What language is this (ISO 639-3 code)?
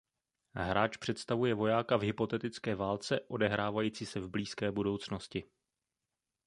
ces